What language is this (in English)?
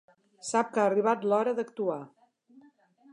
Catalan